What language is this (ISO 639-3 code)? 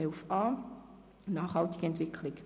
gsw